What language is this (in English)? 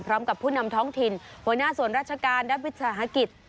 Thai